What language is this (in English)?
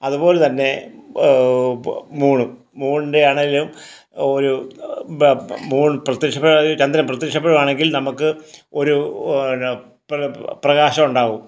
Malayalam